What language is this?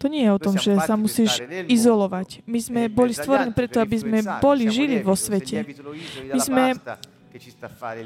Slovak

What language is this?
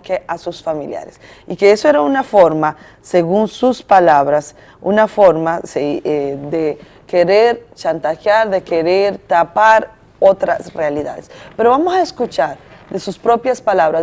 Spanish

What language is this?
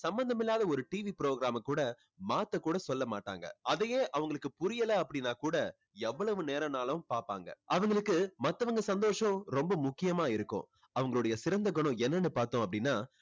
Tamil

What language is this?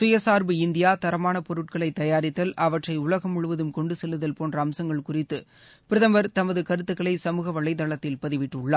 Tamil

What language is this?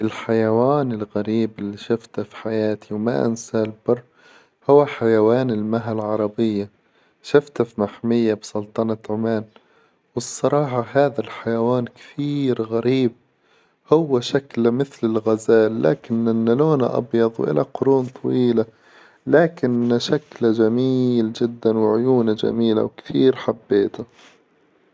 Hijazi Arabic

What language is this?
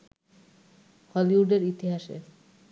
Bangla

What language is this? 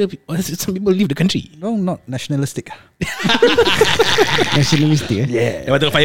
Malay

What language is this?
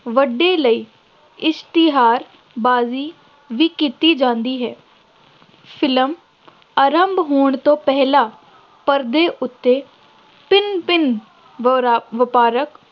Punjabi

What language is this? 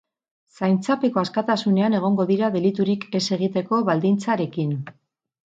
Basque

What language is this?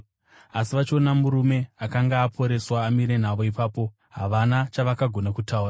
Shona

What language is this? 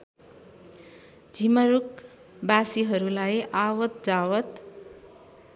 Nepali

